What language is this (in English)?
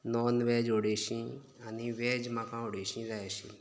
Konkani